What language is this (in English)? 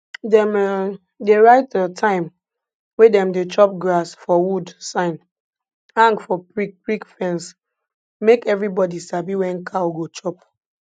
Nigerian Pidgin